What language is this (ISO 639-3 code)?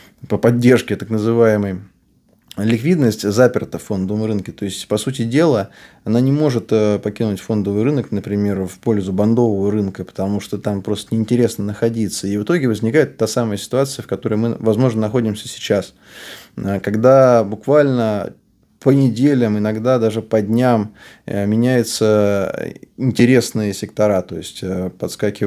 rus